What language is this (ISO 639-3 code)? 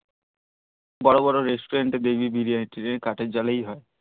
ben